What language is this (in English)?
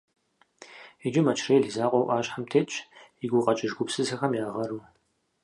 Kabardian